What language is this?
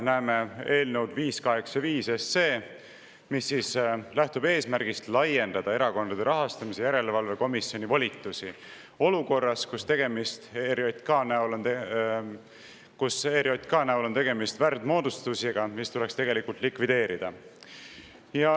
Estonian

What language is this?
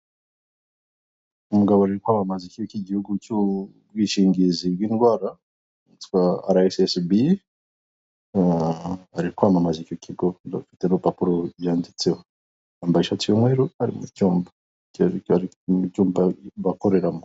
Kinyarwanda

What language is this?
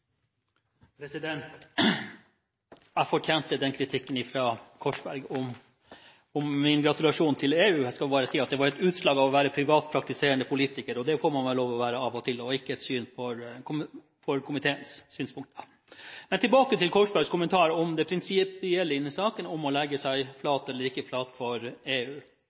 Norwegian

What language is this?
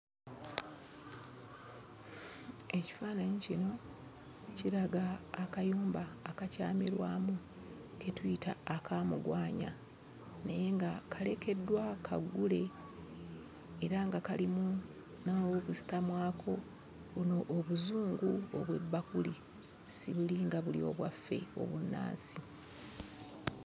Ganda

